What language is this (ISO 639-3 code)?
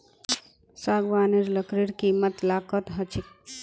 mag